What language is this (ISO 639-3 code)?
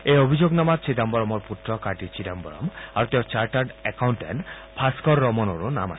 asm